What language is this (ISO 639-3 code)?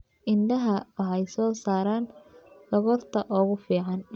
som